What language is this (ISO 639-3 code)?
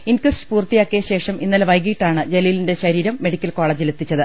mal